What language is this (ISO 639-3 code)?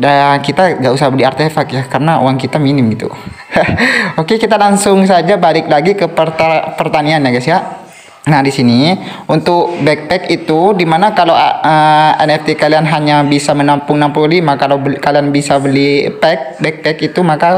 ind